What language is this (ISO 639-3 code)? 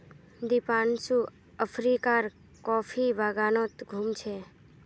mag